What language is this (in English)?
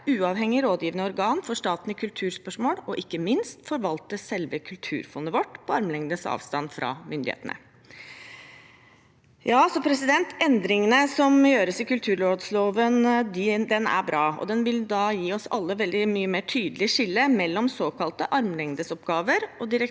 Norwegian